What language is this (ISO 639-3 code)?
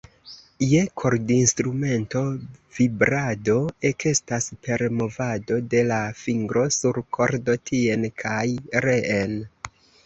epo